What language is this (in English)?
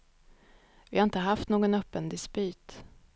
Swedish